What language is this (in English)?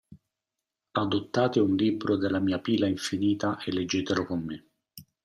Italian